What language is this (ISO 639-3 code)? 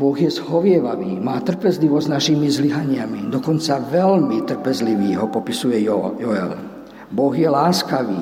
slk